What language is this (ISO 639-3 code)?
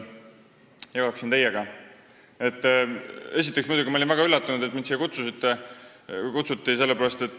est